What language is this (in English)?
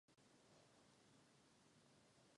Czech